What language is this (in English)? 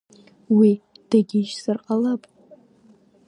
Abkhazian